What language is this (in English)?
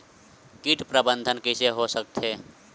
Chhattisgarhi